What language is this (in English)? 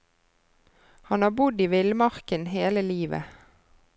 Norwegian